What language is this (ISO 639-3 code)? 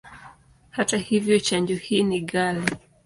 swa